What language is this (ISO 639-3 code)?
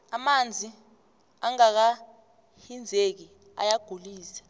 nbl